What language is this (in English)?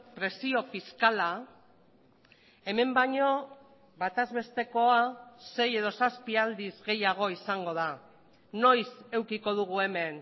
Basque